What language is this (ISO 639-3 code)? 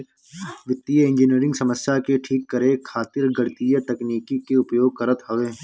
bho